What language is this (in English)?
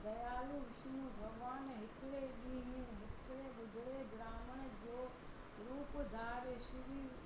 Sindhi